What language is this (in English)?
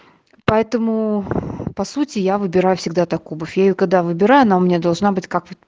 Russian